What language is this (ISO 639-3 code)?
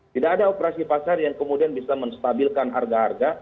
ind